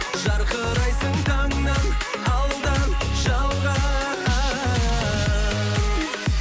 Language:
Kazakh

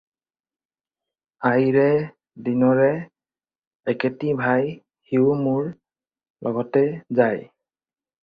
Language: Assamese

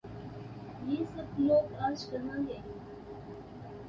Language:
Urdu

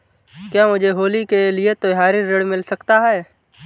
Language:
Hindi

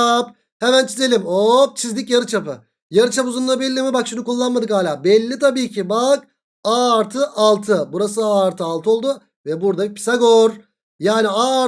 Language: Turkish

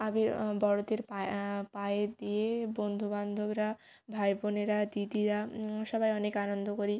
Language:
Bangla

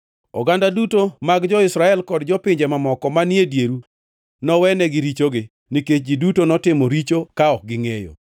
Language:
Luo (Kenya and Tanzania)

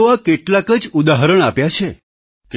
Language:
Gujarati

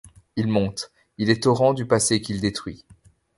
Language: French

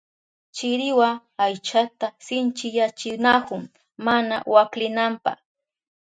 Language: Southern Pastaza Quechua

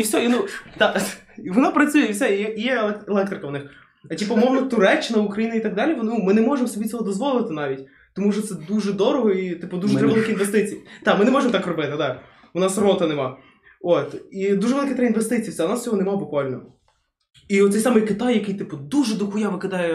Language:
Ukrainian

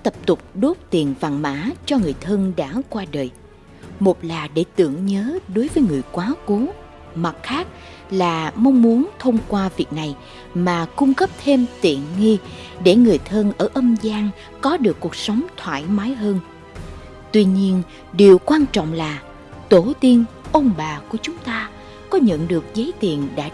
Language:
Vietnamese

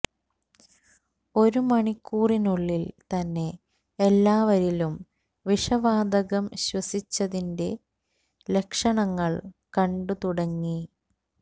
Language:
Malayalam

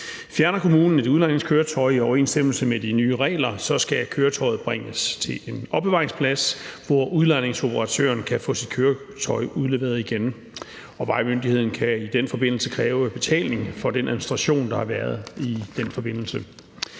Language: Danish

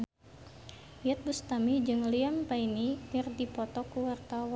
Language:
Sundanese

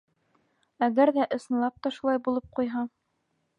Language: Bashkir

